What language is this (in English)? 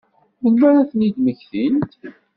Kabyle